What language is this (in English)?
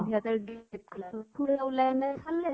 Assamese